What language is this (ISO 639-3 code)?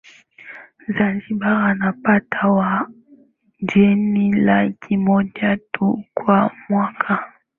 swa